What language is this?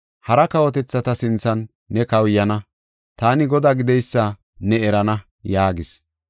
Gofa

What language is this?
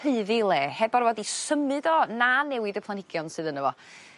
Welsh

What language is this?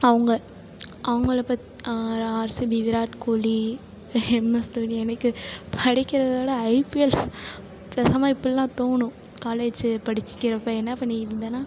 Tamil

